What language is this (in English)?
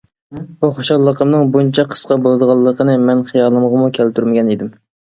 Uyghur